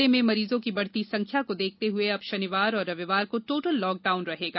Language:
Hindi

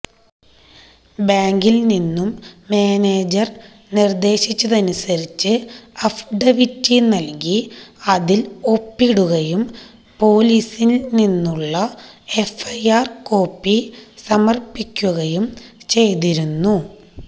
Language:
Malayalam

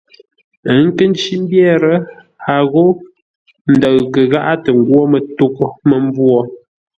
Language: Ngombale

